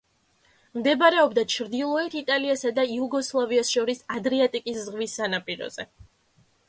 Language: Georgian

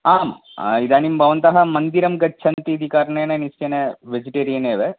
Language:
Sanskrit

